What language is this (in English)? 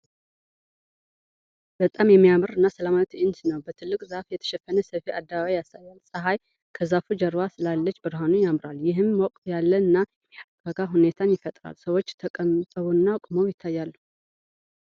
Tigrinya